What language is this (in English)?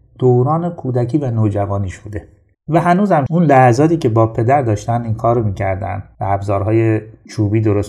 Persian